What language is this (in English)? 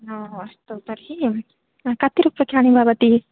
Sanskrit